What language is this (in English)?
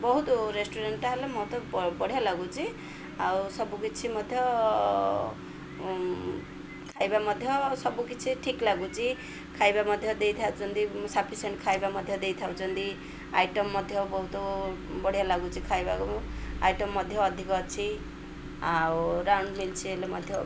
Odia